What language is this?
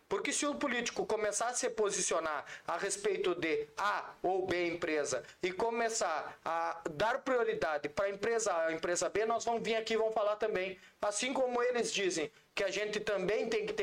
Portuguese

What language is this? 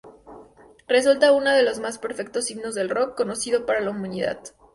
Spanish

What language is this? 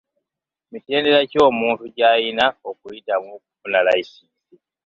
Ganda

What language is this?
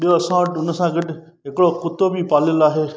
Sindhi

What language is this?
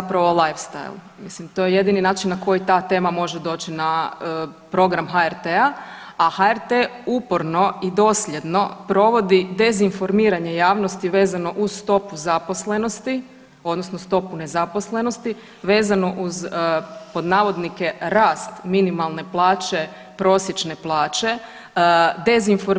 Croatian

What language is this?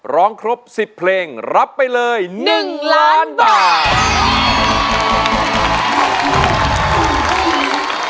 Thai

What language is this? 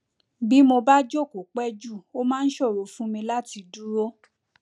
Yoruba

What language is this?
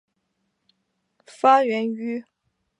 Chinese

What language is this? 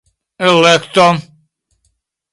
Esperanto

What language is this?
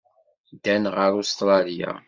Kabyle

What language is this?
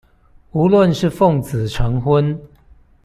Chinese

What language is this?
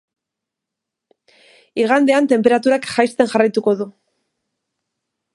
Basque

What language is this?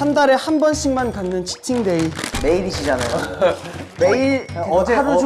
Korean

